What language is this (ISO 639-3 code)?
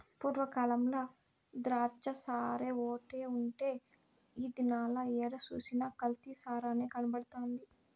tel